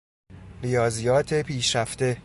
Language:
Persian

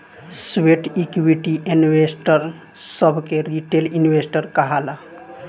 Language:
Bhojpuri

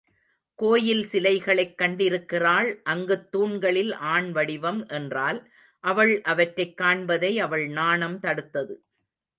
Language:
Tamil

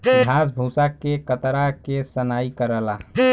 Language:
Bhojpuri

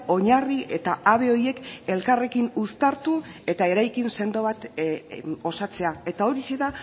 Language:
Basque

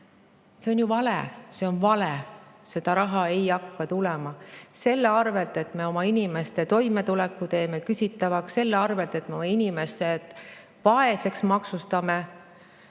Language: Estonian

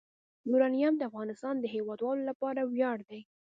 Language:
Pashto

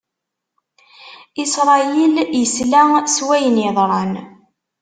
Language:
Kabyle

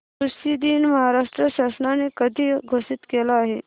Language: Marathi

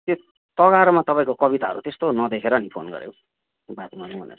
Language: Nepali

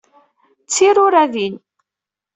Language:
Kabyle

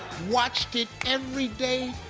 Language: English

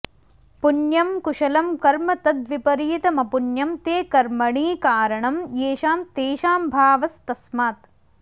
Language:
Sanskrit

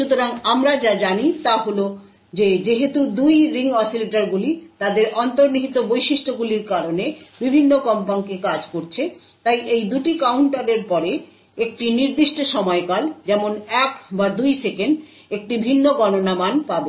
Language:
Bangla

